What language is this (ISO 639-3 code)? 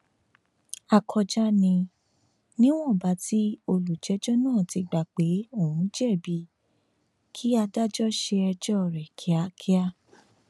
yor